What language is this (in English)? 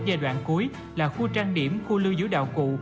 Vietnamese